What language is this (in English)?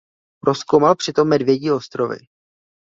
Czech